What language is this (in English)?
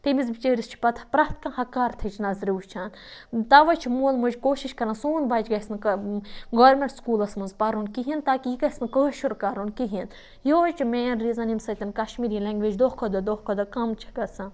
Kashmiri